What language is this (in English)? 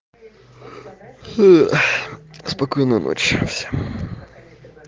Russian